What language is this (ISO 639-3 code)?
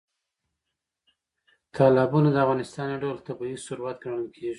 pus